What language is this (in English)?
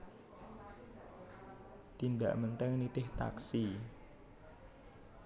Javanese